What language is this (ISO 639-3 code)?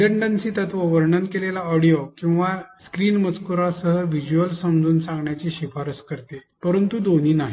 mar